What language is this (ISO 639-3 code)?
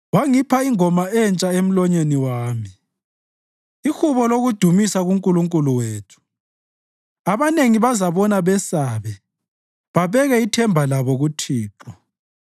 nde